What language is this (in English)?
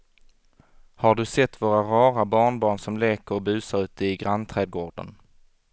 Swedish